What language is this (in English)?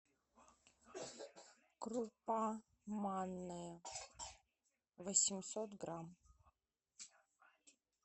Russian